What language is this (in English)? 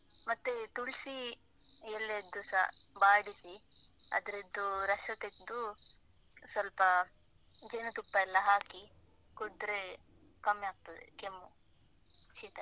Kannada